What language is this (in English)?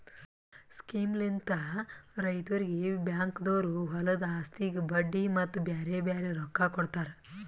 Kannada